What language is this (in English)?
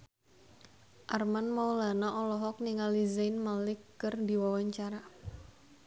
Sundanese